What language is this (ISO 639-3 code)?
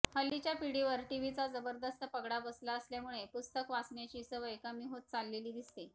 mar